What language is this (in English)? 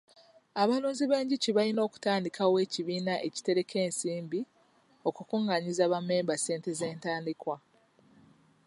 Ganda